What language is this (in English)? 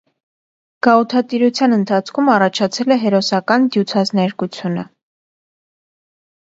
Armenian